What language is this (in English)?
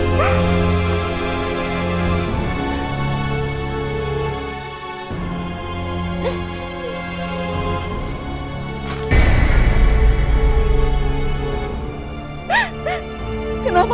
Indonesian